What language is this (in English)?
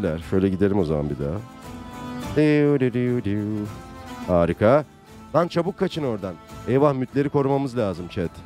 Turkish